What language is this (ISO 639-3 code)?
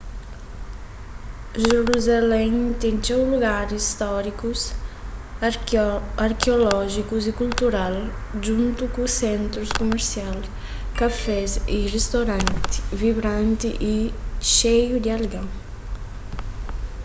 kea